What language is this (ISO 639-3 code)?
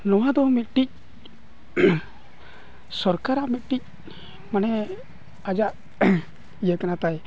sat